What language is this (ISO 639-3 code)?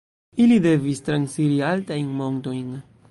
epo